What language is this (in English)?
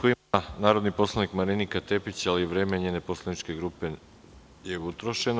Serbian